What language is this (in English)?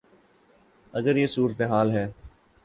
Urdu